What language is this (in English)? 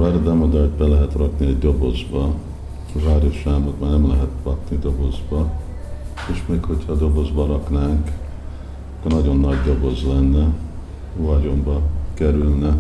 Hungarian